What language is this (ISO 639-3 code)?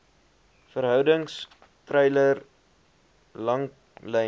afr